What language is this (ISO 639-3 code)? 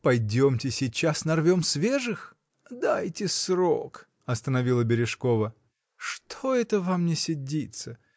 rus